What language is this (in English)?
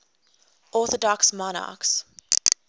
English